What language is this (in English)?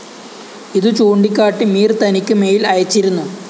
Malayalam